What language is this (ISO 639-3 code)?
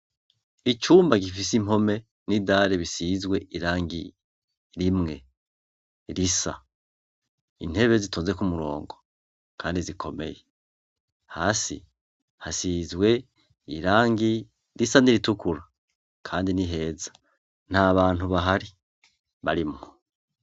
run